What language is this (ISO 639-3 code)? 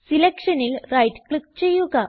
mal